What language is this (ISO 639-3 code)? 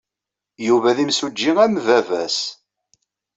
kab